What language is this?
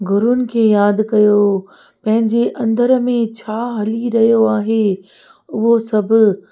Sindhi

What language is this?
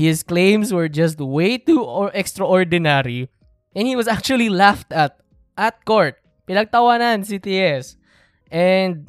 Filipino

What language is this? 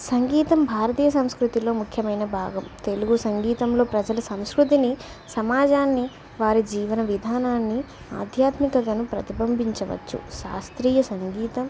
Telugu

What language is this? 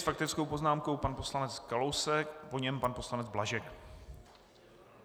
Czech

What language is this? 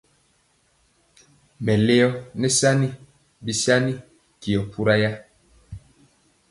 Mpiemo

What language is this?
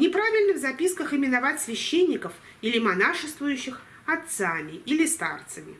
Russian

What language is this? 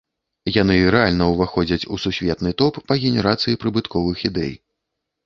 Belarusian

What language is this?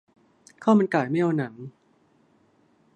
Thai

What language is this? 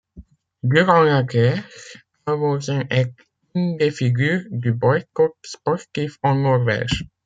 French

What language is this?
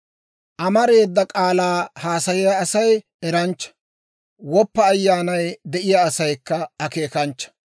Dawro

